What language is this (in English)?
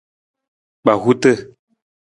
Nawdm